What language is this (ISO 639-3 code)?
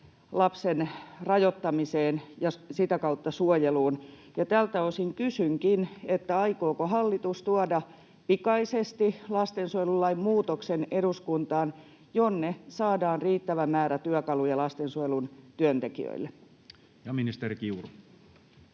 fin